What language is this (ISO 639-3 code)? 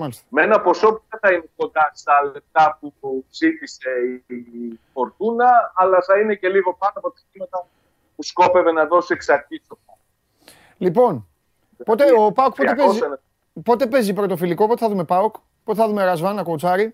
ell